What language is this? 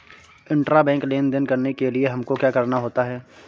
Hindi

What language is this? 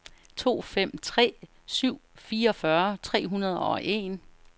Danish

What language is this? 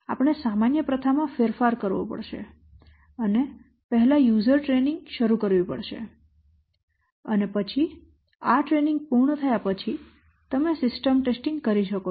Gujarati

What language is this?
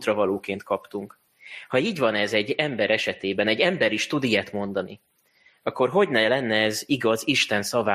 Hungarian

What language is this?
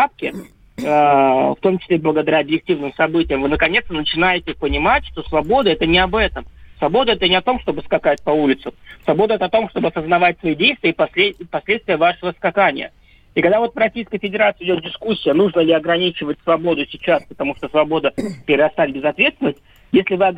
Russian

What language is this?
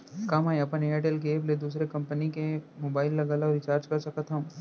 Chhattisgarhi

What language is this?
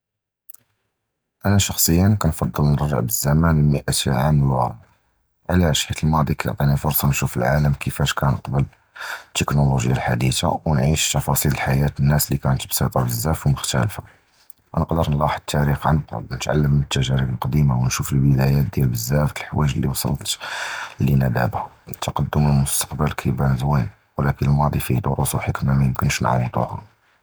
Judeo-Arabic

